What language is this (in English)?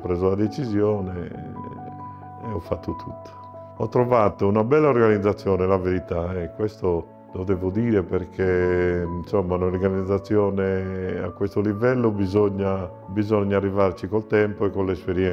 Italian